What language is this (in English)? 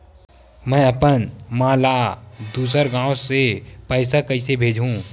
Chhattisgarhi